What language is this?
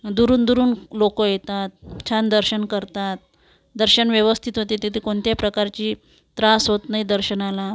Marathi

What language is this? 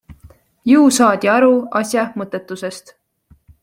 Estonian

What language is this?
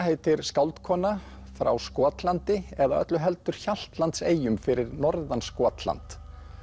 Icelandic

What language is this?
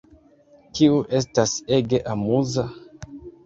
Esperanto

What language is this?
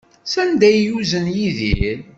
Kabyle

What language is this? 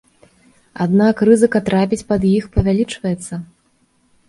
Belarusian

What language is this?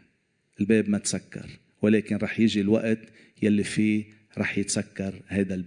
Arabic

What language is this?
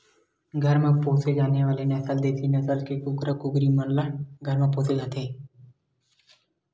Chhattisgarhi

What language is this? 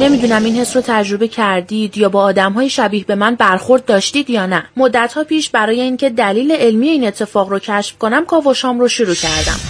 Persian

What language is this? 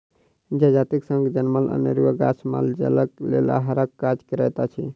Maithili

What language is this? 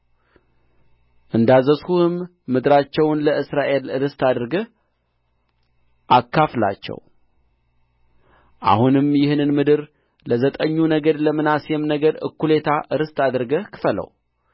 Amharic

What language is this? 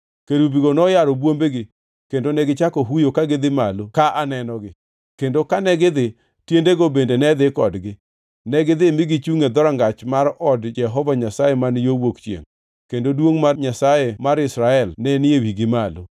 Luo (Kenya and Tanzania)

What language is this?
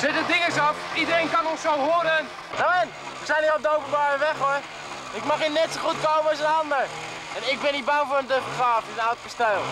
Dutch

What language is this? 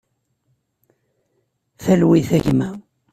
Kabyle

